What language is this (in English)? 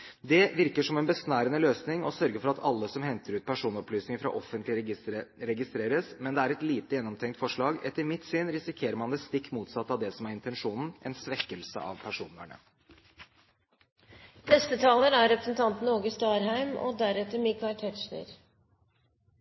Norwegian